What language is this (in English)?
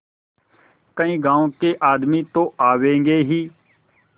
Hindi